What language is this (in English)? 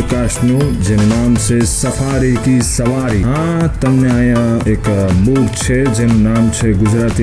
Hindi